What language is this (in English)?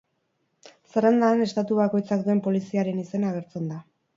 Basque